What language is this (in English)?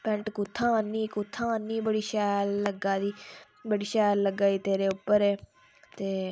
Dogri